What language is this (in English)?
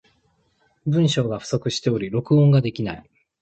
Japanese